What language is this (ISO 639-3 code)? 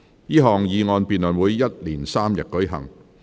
yue